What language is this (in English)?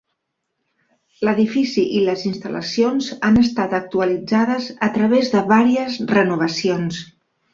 Catalan